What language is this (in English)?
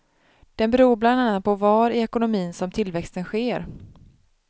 Swedish